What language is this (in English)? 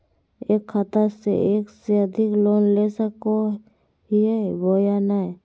Magahi